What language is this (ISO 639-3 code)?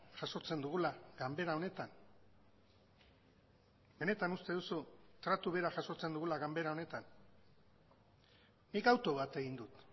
eus